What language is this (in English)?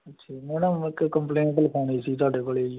Punjabi